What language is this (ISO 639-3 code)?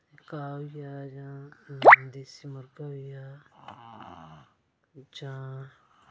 doi